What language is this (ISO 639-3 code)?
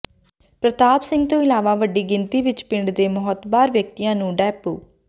pan